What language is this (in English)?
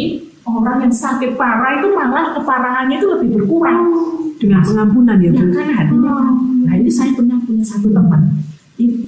Indonesian